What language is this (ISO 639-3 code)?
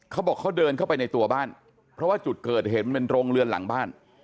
tha